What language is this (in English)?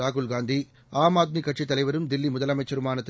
Tamil